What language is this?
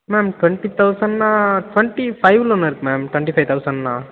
Tamil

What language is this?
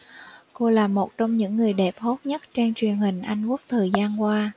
Vietnamese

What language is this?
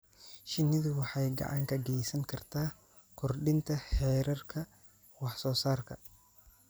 Somali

